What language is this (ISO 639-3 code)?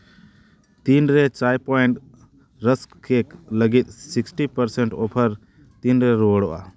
sat